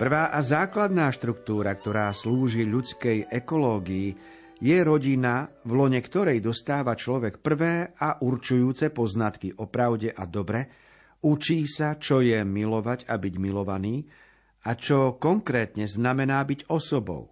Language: Slovak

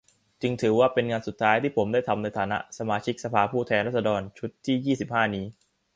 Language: Thai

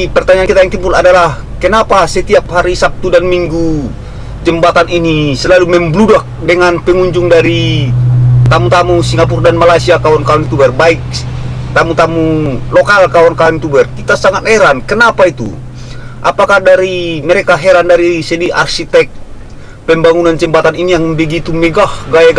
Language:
Indonesian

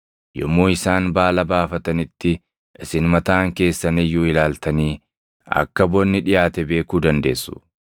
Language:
Oromo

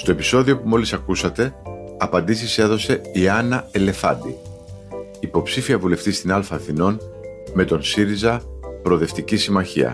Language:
Greek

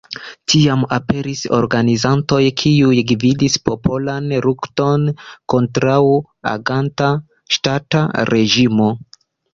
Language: Esperanto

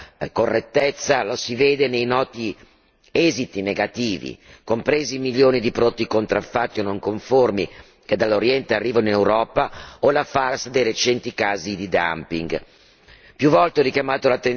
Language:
Italian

